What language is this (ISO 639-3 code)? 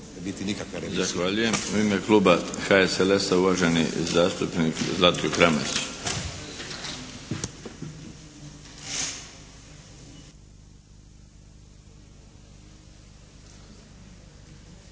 hrv